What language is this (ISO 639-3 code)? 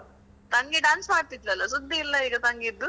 kan